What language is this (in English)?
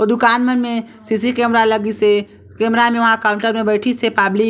Chhattisgarhi